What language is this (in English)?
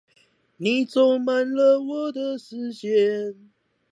Chinese